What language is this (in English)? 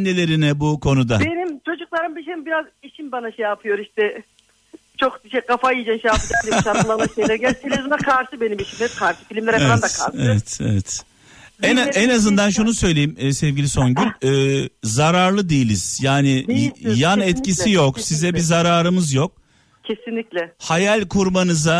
Turkish